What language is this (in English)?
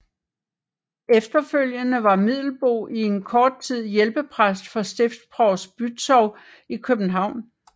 Danish